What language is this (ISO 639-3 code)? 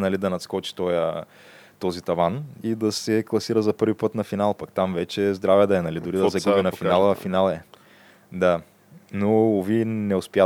bul